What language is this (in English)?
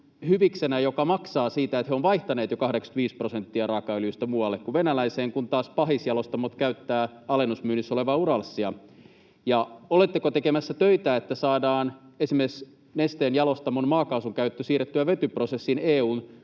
Finnish